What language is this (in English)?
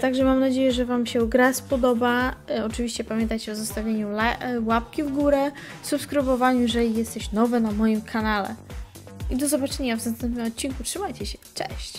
Polish